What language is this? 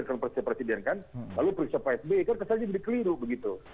Indonesian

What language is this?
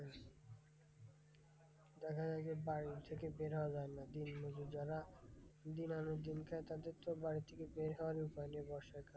Bangla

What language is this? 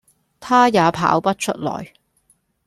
Cantonese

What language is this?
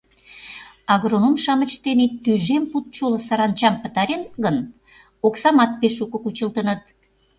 Mari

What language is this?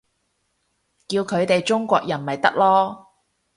Cantonese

